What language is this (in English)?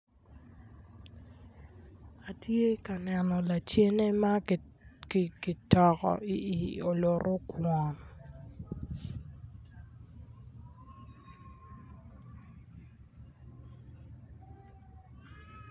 Acoli